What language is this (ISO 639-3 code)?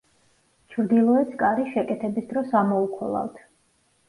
kat